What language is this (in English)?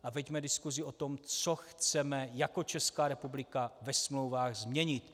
Czech